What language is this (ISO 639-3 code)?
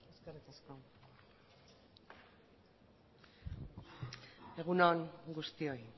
eus